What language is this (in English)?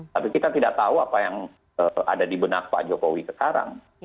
Indonesian